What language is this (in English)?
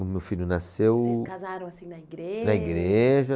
Portuguese